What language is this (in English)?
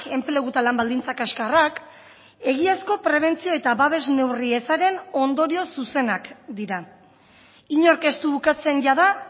Basque